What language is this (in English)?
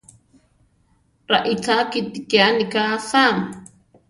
Central Tarahumara